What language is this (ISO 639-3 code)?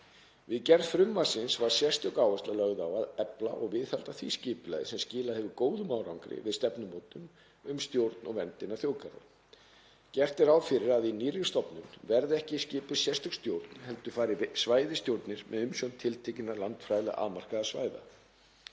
isl